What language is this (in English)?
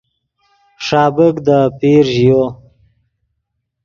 Yidgha